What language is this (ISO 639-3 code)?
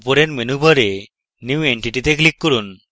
ben